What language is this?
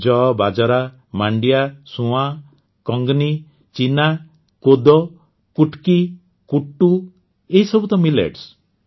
Odia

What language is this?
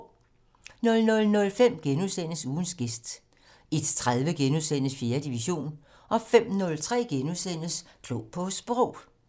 Danish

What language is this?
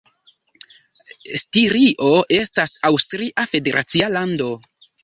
Esperanto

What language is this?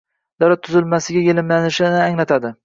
Uzbek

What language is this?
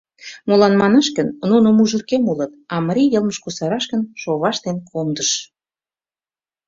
Mari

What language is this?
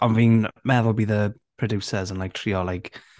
Welsh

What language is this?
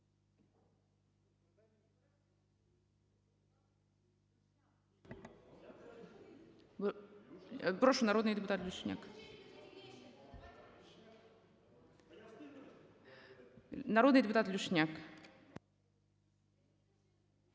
Ukrainian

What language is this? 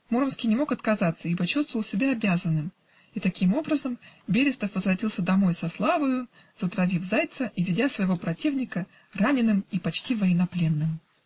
Russian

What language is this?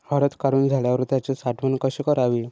Marathi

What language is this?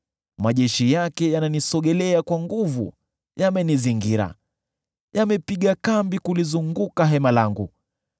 Swahili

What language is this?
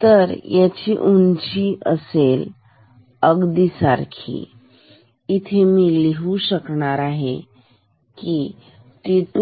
Marathi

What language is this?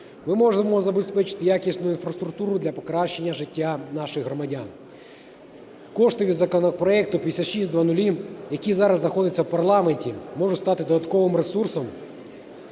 Ukrainian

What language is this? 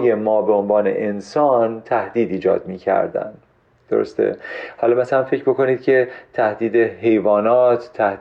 Persian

